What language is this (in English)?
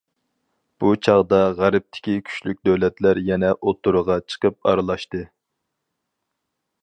Uyghur